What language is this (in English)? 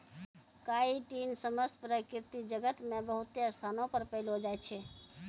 Maithili